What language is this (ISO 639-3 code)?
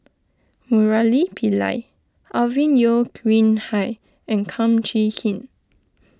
eng